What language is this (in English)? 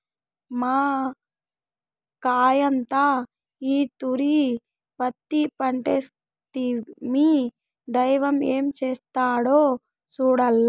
Telugu